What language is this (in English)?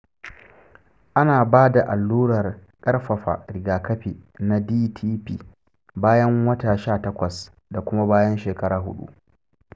Hausa